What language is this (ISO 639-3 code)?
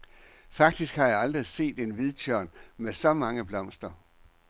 dan